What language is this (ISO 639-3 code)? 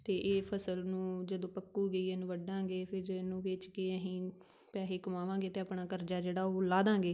pan